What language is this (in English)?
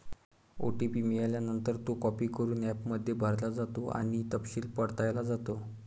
Marathi